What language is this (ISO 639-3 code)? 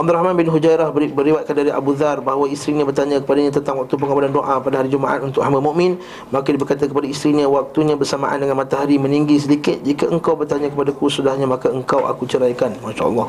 msa